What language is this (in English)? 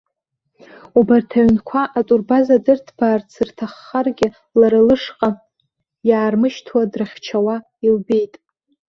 Abkhazian